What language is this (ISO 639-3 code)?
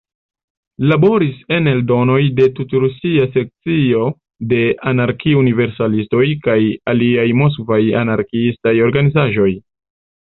epo